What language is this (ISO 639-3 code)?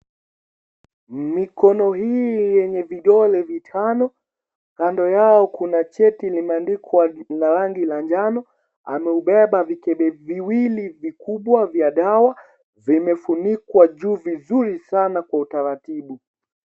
swa